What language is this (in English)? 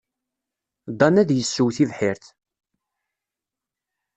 Kabyle